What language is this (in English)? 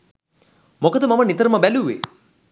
Sinhala